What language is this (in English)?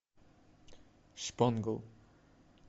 Russian